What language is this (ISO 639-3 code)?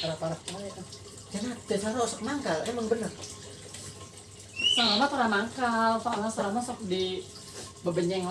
ind